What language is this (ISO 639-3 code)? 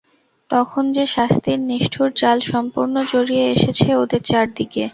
ben